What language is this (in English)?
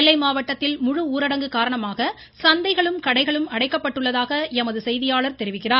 Tamil